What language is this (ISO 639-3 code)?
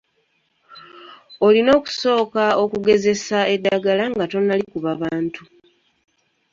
lug